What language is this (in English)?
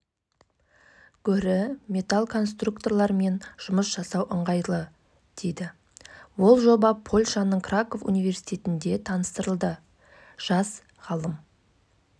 Kazakh